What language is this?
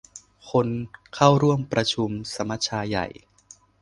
Thai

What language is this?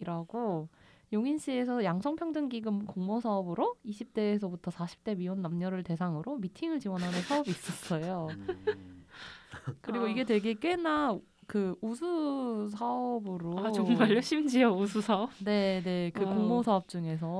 Korean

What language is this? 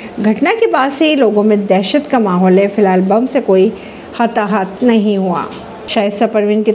Hindi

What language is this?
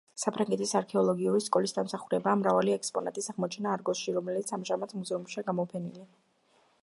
Georgian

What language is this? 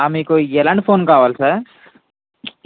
Telugu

